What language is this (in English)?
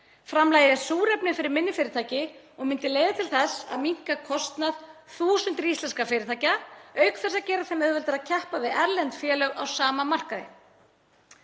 Icelandic